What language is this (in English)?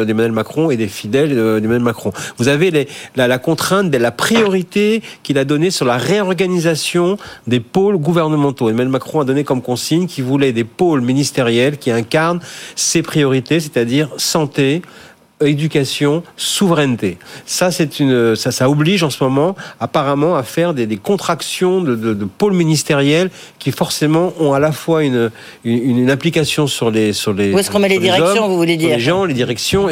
French